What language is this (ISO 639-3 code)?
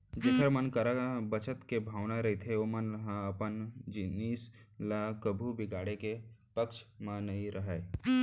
hne